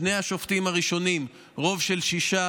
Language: Hebrew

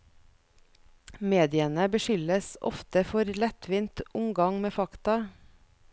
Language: Norwegian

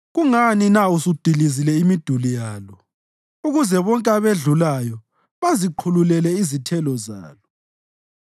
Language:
North Ndebele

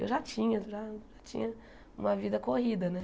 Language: Portuguese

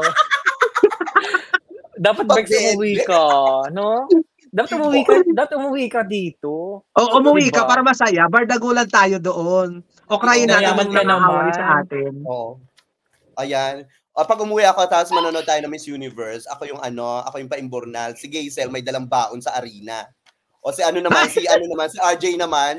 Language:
Filipino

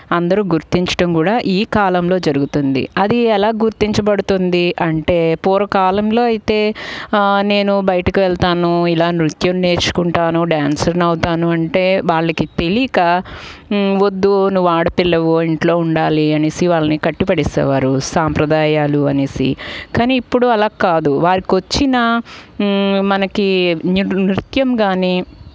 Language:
Telugu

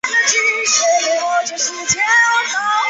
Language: Chinese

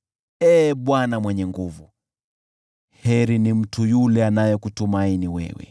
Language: Swahili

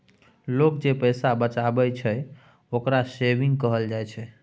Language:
Maithili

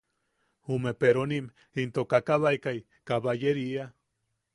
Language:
Yaqui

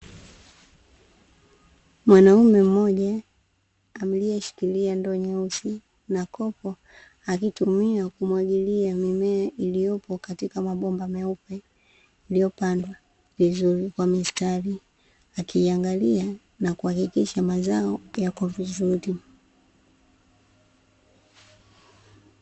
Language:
Swahili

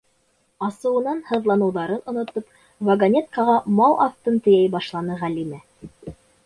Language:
Bashkir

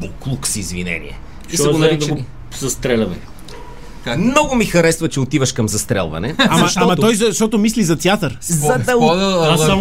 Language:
Bulgarian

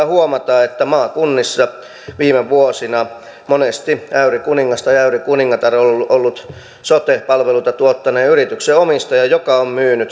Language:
Finnish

